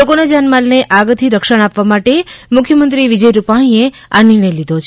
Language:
Gujarati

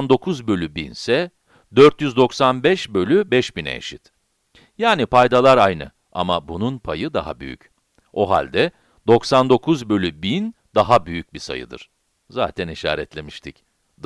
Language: Turkish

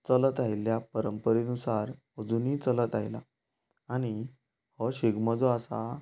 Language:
Konkani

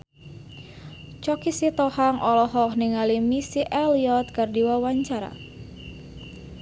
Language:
Sundanese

